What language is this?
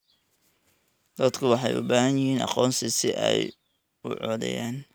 Somali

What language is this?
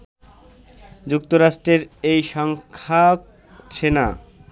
Bangla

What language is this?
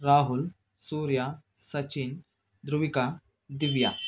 Kannada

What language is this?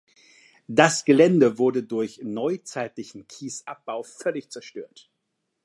German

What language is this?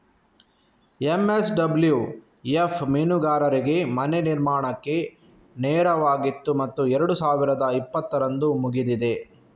Kannada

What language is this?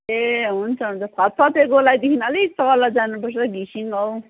Nepali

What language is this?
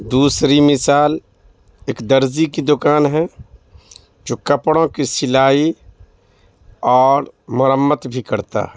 Urdu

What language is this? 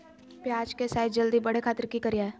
Magahi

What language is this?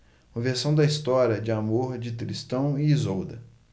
Portuguese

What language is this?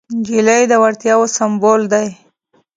Pashto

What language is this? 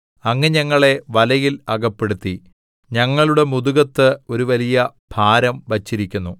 Malayalam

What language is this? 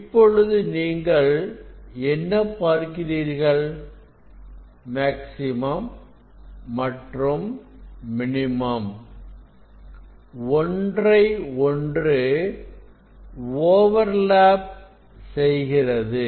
Tamil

